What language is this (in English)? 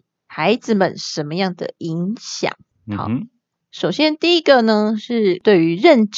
Chinese